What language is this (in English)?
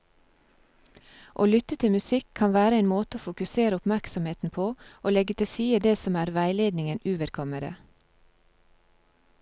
Norwegian